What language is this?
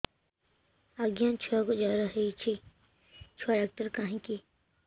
Odia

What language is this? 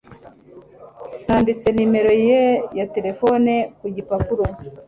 Kinyarwanda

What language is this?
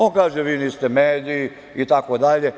Serbian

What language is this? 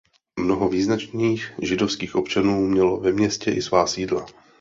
Czech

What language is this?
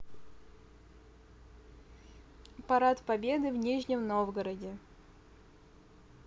Russian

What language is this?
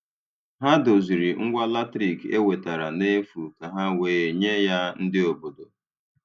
Igbo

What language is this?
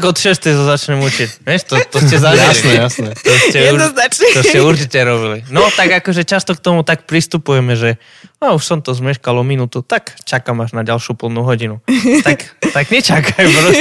Slovak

